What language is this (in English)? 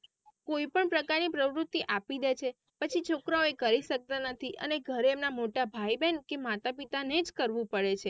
Gujarati